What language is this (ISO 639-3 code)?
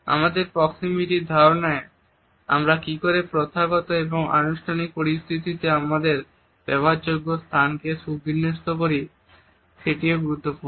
ben